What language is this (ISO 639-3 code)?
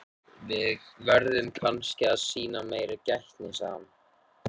isl